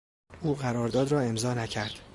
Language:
Persian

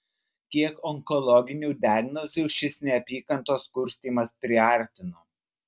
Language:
Lithuanian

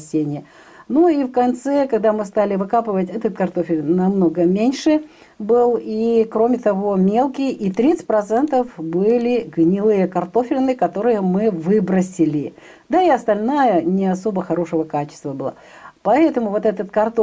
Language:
Russian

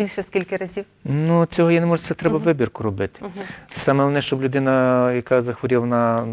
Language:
Ukrainian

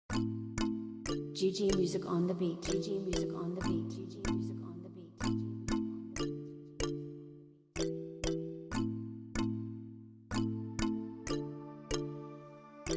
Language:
English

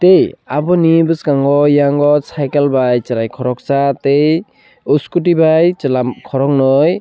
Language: Kok Borok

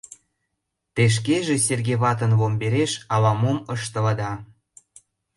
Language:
Mari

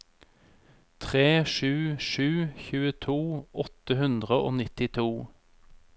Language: Norwegian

